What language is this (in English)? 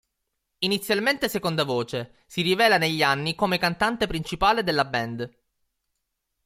Italian